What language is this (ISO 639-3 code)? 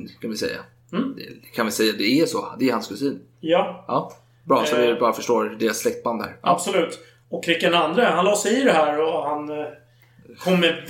swe